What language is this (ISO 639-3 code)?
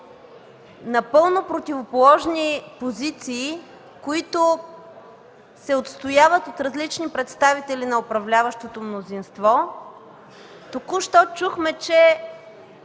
bul